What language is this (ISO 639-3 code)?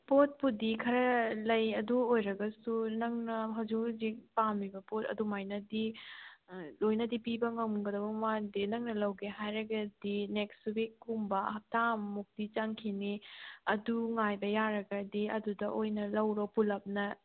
mni